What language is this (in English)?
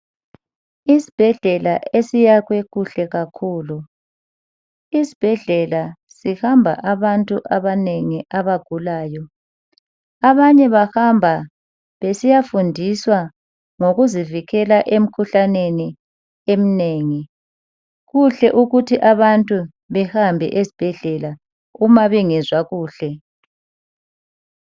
North Ndebele